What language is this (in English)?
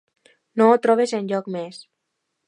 Catalan